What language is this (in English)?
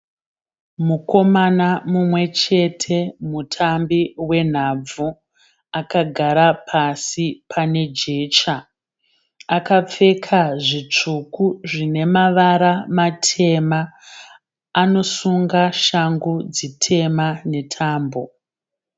Shona